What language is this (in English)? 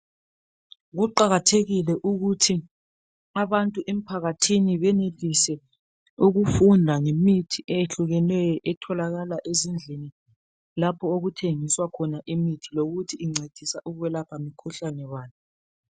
North Ndebele